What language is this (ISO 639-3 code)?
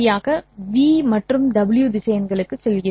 tam